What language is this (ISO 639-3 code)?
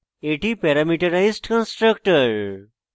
ben